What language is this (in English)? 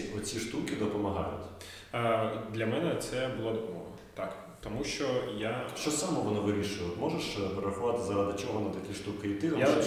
Ukrainian